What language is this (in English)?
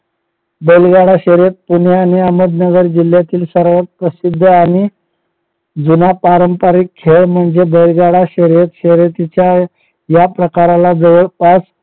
Marathi